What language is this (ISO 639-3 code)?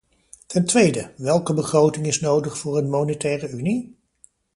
nld